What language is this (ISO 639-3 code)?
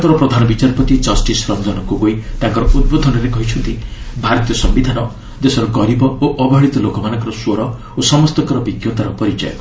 ori